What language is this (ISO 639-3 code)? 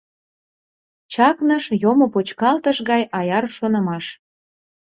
chm